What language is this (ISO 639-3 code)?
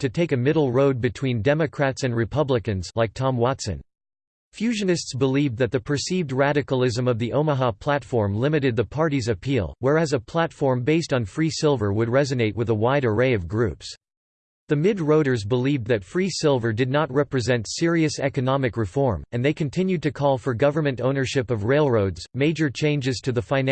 eng